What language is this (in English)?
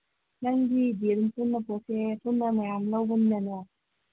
Manipuri